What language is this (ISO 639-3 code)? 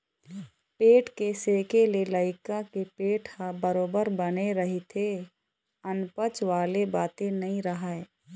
hne